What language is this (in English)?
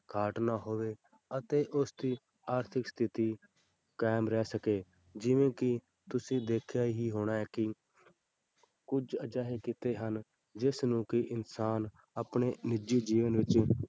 Punjabi